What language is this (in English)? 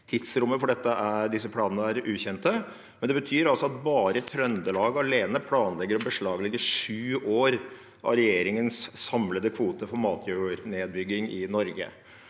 Norwegian